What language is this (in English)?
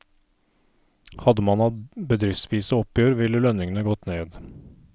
Norwegian